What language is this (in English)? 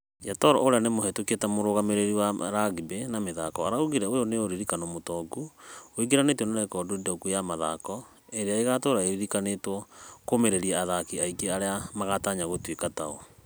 Kikuyu